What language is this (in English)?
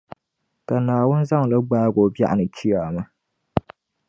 Dagbani